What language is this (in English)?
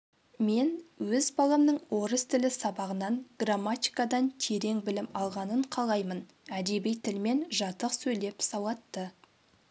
Kazakh